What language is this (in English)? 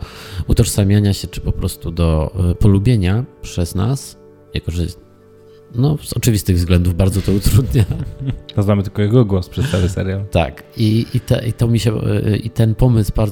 Polish